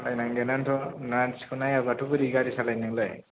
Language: Bodo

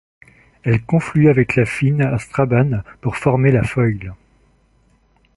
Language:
French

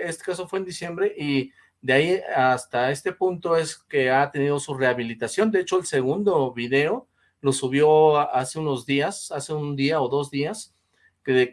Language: Spanish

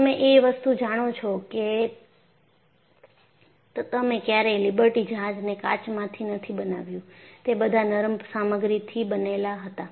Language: Gujarati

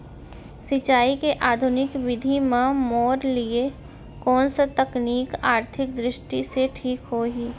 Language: Chhattisgarhi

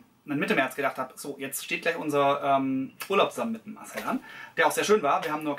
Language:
German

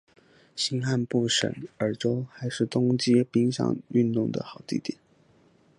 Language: Chinese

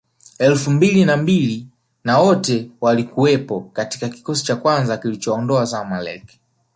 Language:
Swahili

